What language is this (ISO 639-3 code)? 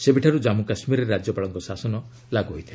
ori